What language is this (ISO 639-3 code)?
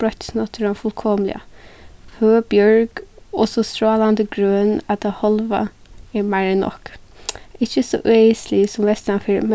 fao